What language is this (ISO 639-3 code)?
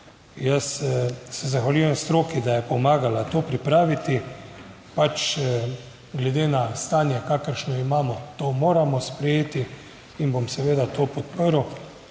slv